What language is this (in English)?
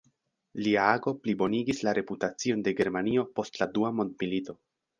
Esperanto